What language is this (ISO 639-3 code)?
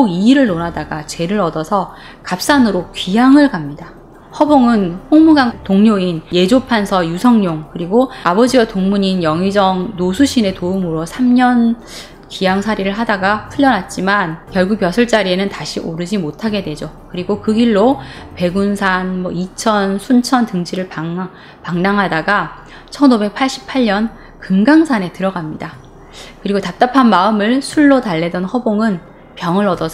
kor